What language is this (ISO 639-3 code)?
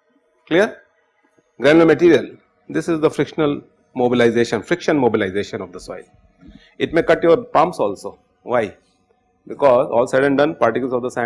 eng